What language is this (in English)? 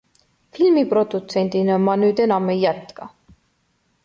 Estonian